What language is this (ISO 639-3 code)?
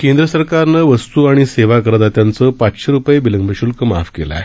mar